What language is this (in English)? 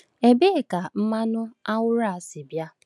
Igbo